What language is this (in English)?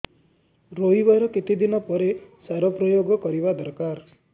Odia